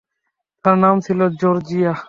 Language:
Bangla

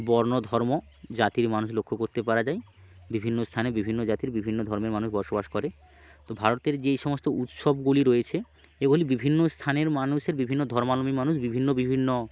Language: Bangla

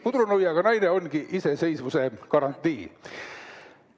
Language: Estonian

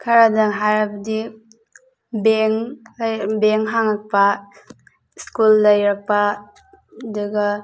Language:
Manipuri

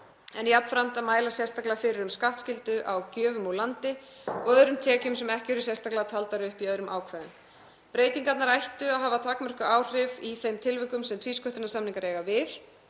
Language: Icelandic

